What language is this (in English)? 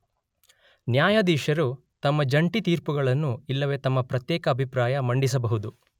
Kannada